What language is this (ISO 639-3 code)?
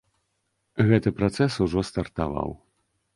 bel